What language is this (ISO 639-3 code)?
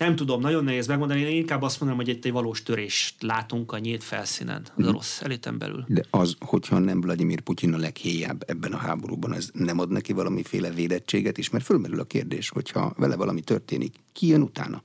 hun